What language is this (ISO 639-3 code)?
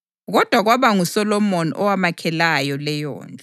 nde